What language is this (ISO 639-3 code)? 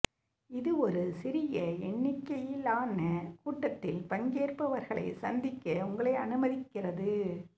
tam